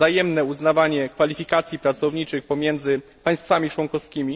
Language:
Polish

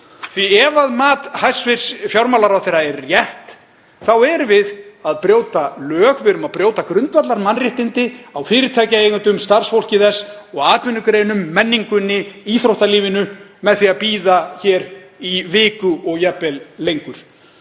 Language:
Icelandic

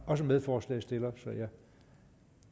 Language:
Danish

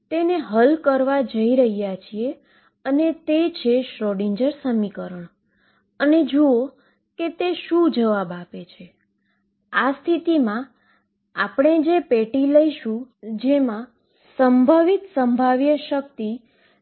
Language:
Gujarati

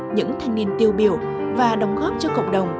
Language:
Vietnamese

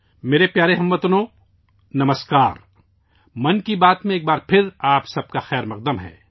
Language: Urdu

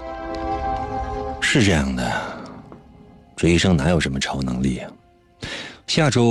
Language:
Chinese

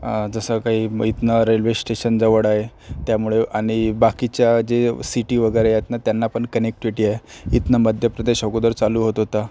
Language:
Marathi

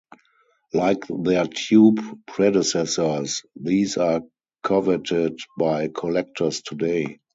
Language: English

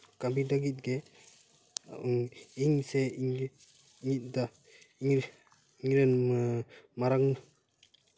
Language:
Santali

